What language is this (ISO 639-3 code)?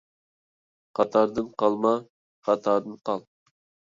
uig